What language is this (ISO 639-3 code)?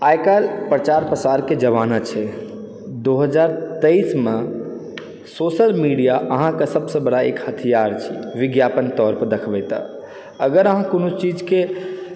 mai